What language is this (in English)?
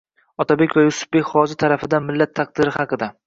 Uzbek